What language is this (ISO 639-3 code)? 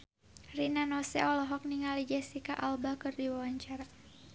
sun